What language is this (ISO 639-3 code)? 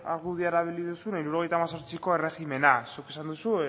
eus